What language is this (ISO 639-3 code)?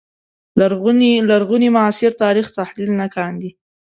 pus